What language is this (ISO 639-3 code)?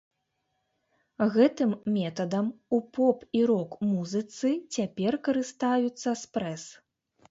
bel